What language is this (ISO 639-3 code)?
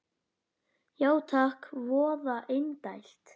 isl